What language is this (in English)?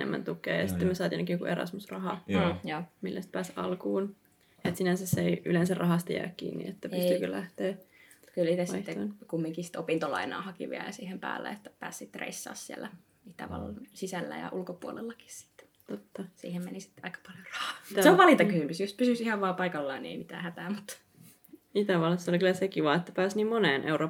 Finnish